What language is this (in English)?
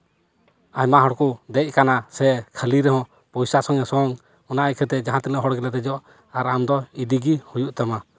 Santali